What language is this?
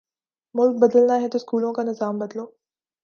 Urdu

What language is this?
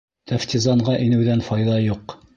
Bashkir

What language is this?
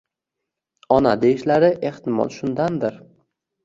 Uzbek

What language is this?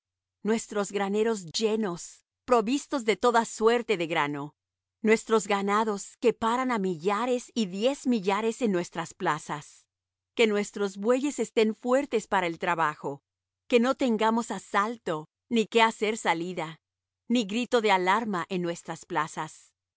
Spanish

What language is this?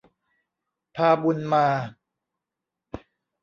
Thai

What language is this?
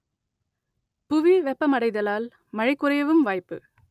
Tamil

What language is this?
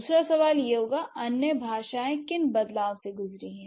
Hindi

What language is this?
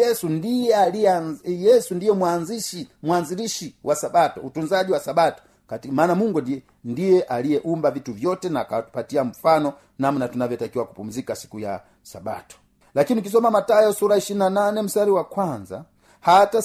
Swahili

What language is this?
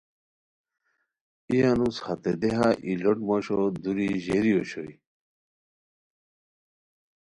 Khowar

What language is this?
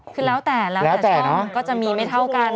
Thai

